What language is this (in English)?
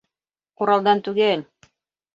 Bashkir